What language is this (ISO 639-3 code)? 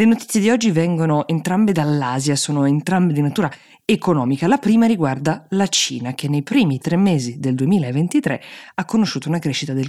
ita